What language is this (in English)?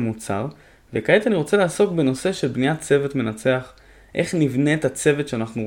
Hebrew